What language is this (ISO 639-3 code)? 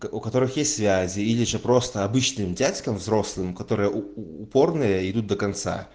rus